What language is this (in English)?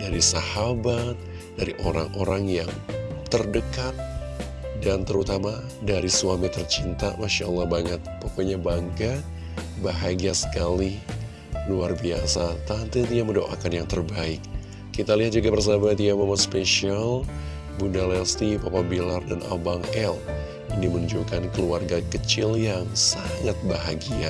Indonesian